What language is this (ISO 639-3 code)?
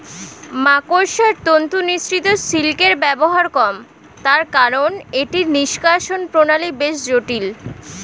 ben